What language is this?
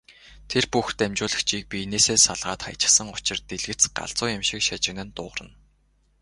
Mongolian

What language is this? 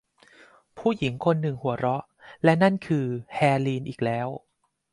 Thai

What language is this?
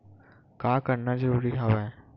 Chhattisgarhi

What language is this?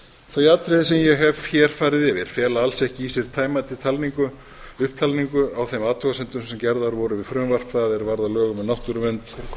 Icelandic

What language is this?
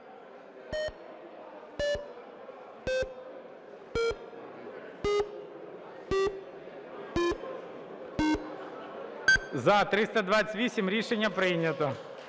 Ukrainian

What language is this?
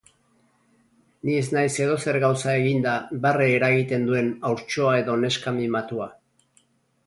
Basque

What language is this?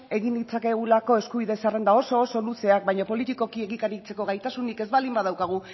Basque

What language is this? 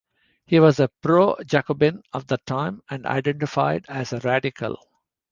English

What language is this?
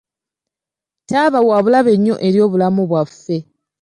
Ganda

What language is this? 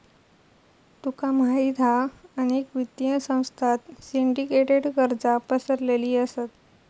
Marathi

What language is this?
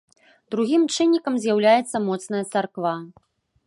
Belarusian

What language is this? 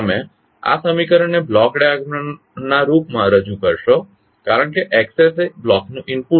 Gujarati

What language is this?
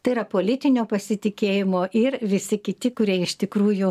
Lithuanian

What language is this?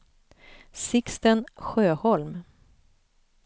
Swedish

